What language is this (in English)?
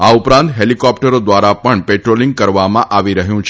Gujarati